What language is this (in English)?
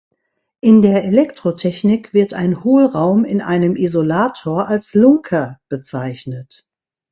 German